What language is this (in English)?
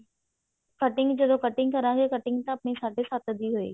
Punjabi